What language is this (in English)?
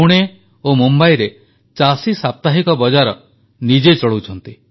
Odia